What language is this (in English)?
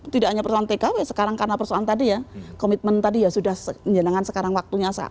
Indonesian